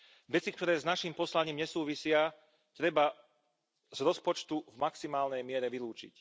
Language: Slovak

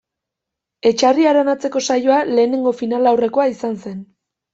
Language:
Basque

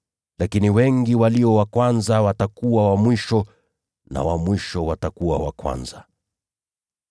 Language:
Swahili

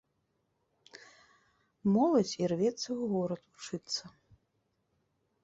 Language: Belarusian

